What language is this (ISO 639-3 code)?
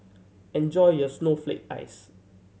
eng